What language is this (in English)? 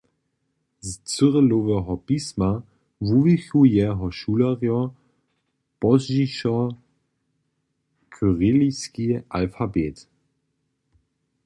Upper Sorbian